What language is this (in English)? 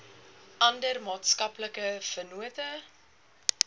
Afrikaans